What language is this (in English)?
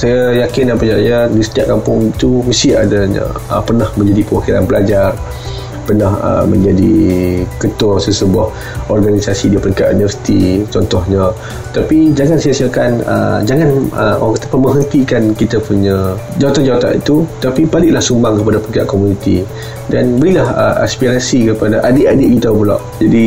Malay